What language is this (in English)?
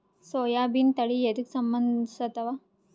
Kannada